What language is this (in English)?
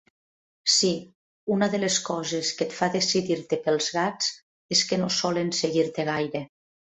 Catalan